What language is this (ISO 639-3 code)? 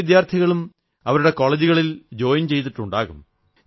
mal